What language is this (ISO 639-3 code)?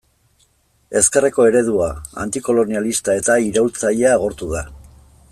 eus